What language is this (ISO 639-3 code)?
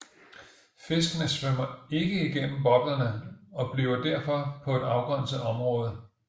dan